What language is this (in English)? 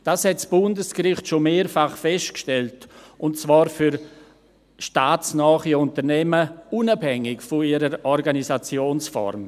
Swiss German